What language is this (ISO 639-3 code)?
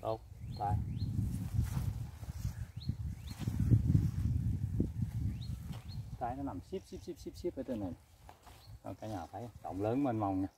vie